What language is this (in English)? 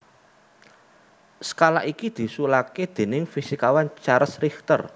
Javanese